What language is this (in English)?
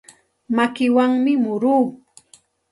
Santa Ana de Tusi Pasco Quechua